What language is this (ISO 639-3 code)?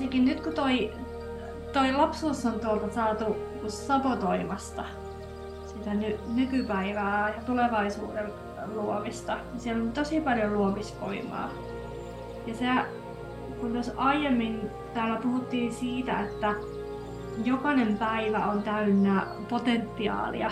fin